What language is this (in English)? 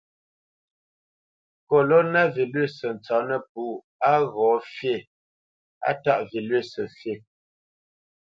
Bamenyam